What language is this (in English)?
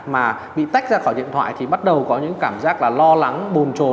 Vietnamese